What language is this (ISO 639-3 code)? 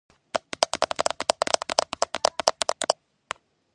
kat